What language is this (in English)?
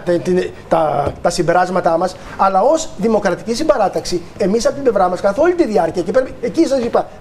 Greek